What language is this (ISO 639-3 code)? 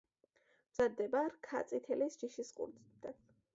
kat